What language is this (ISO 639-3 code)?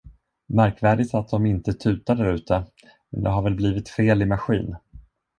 swe